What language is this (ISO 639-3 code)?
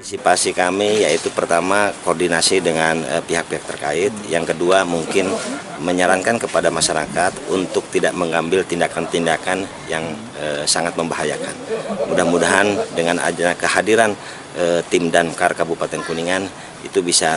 ind